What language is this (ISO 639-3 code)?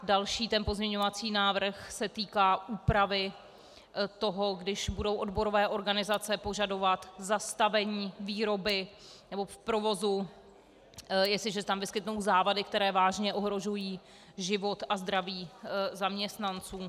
ces